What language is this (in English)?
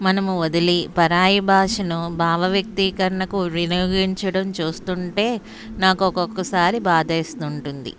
Telugu